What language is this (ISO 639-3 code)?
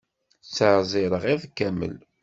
kab